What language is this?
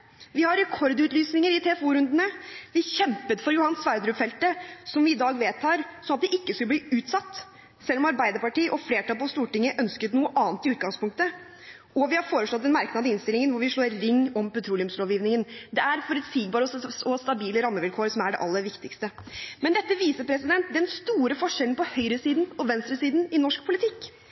Norwegian Bokmål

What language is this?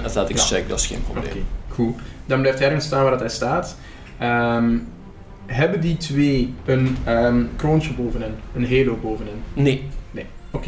Dutch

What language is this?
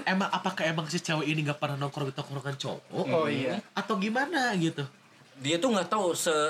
Indonesian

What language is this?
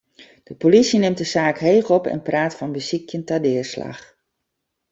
Western Frisian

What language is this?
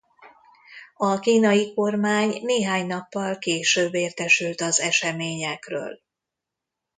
Hungarian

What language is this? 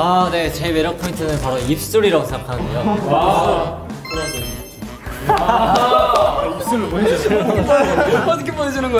Korean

